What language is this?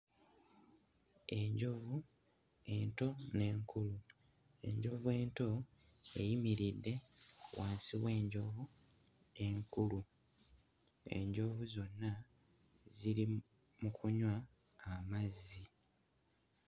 Ganda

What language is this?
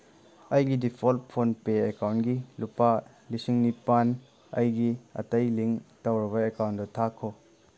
Manipuri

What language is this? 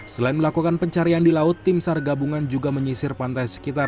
Indonesian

